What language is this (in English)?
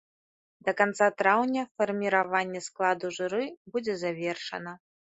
Belarusian